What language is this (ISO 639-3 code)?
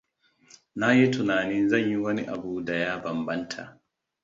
hau